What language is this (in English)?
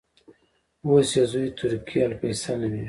Pashto